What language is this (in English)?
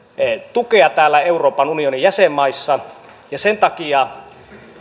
Finnish